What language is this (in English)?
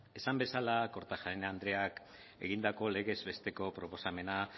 Basque